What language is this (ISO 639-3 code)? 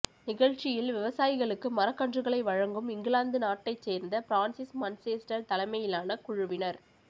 tam